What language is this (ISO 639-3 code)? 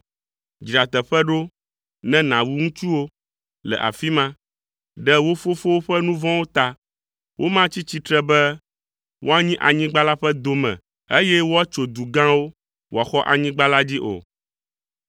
ewe